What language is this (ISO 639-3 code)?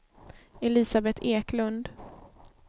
swe